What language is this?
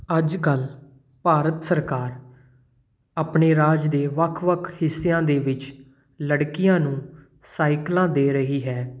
Punjabi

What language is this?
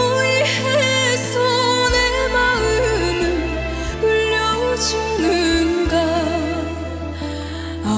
Korean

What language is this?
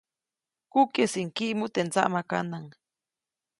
Copainalá Zoque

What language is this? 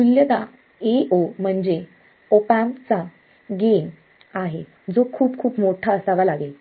Marathi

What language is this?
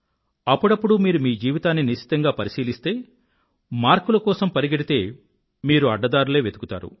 Telugu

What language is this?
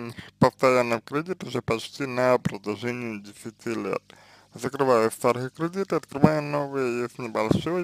Russian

